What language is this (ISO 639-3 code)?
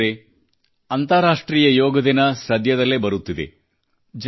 kan